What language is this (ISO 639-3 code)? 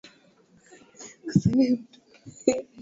swa